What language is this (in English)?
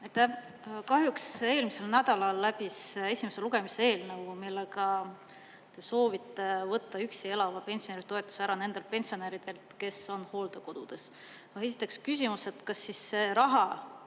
Estonian